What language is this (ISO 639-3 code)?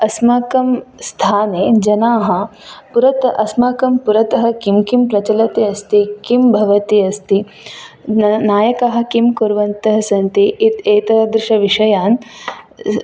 san